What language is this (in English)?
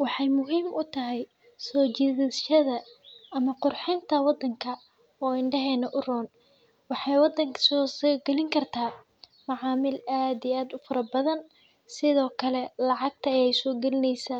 Somali